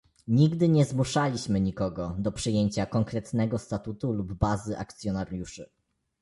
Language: Polish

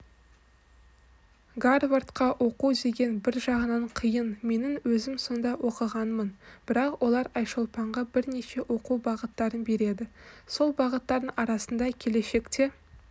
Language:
Kazakh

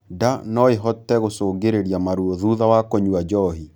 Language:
Kikuyu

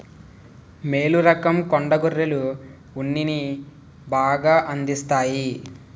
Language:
Telugu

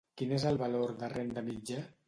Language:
Catalan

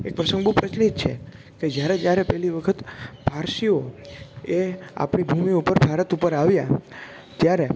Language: Gujarati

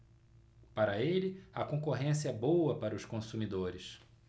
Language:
Portuguese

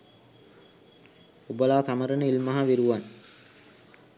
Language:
Sinhala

